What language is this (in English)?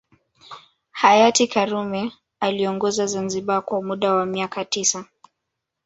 Swahili